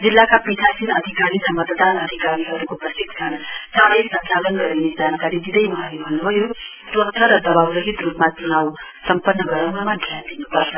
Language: Nepali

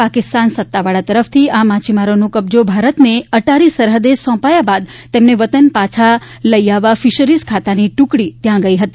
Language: Gujarati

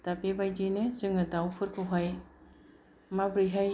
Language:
Bodo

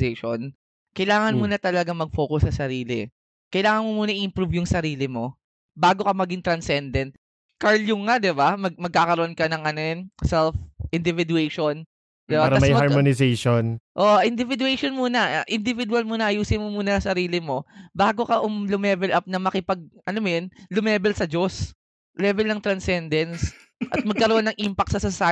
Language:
Filipino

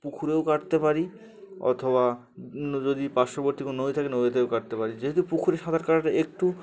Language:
Bangla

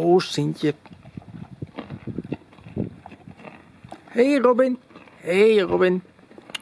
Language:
Dutch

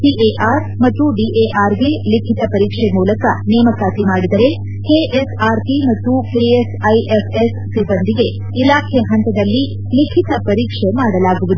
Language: Kannada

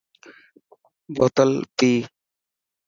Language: Dhatki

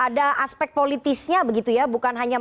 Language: Indonesian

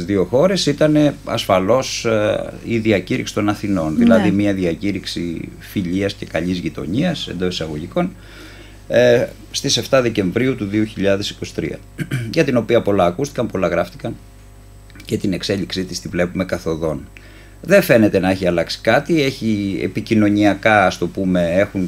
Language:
Greek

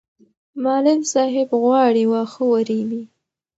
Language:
Pashto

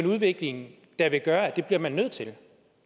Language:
Danish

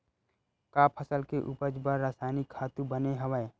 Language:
Chhattisgarhi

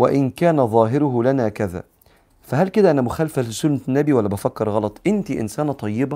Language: Arabic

